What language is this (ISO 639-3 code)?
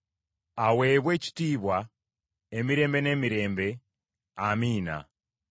lug